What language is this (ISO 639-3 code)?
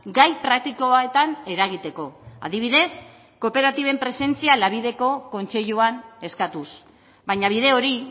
eus